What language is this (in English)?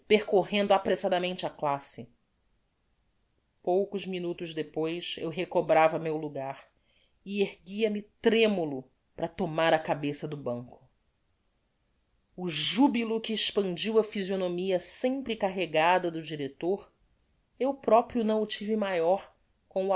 Portuguese